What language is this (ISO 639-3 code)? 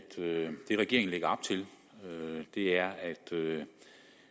dan